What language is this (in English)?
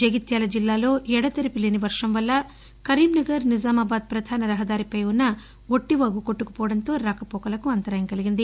Telugu